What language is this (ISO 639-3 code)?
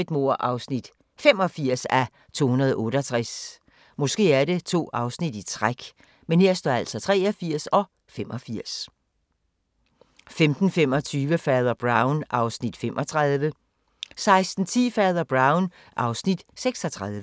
dan